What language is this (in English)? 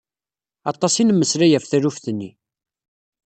Kabyle